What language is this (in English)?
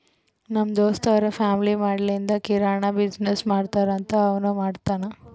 Kannada